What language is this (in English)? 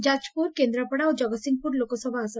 Odia